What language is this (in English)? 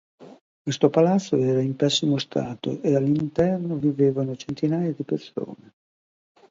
Italian